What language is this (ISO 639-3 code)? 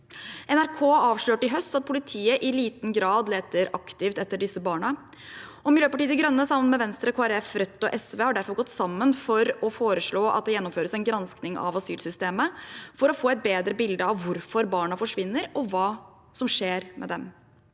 nor